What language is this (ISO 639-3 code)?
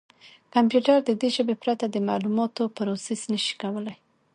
pus